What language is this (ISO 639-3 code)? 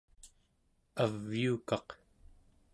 esu